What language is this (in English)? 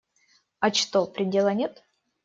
Russian